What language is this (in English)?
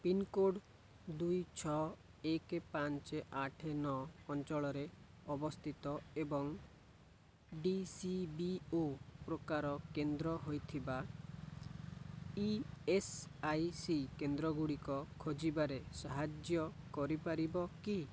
Odia